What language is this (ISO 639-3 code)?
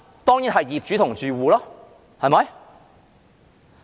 yue